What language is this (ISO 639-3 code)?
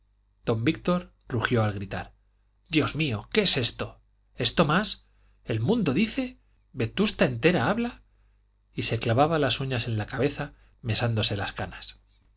spa